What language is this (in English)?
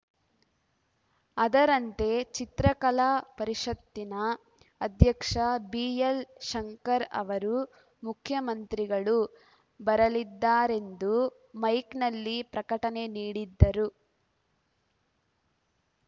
Kannada